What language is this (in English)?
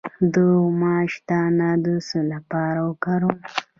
Pashto